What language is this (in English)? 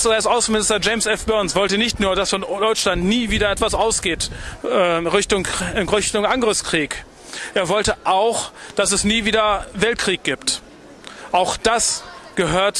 German